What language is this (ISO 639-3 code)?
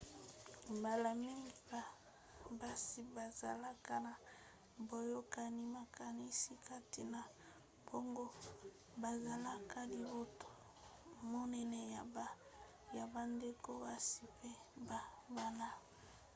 lin